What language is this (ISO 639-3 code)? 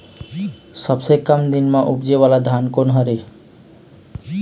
hne